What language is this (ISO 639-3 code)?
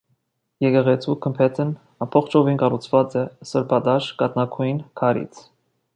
hye